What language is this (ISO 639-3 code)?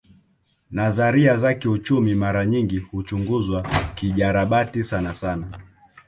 swa